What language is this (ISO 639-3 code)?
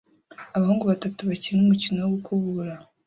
kin